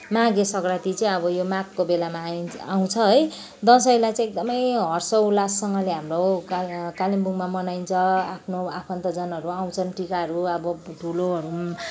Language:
Nepali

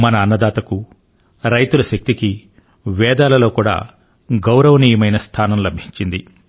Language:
Telugu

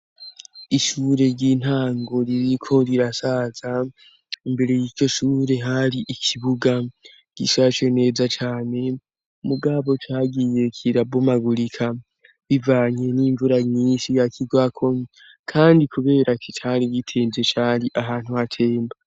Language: Rundi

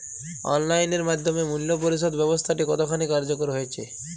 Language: Bangla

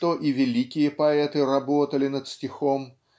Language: Russian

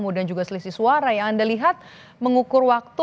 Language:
Indonesian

